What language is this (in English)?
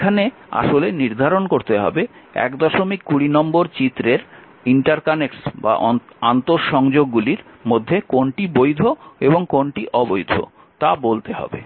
Bangla